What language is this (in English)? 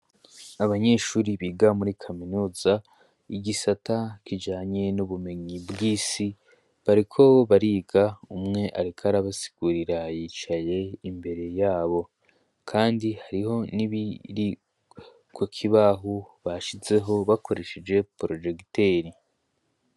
Rundi